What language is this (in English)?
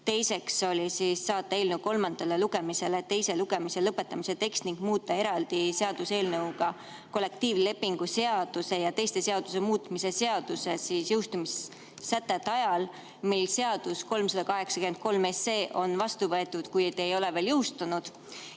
Estonian